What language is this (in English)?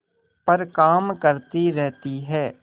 Hindi